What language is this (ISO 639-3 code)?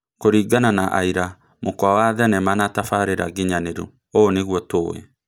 kik